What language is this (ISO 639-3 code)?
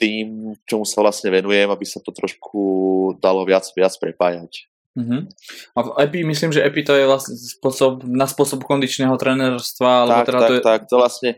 slk